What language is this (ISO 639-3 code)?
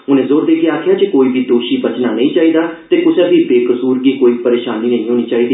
doi